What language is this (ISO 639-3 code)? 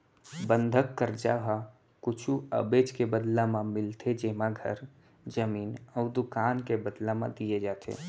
hne